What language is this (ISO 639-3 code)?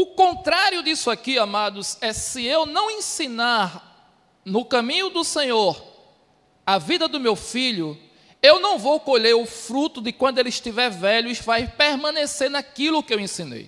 por